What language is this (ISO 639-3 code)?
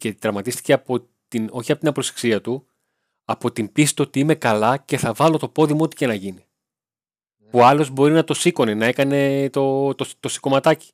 ell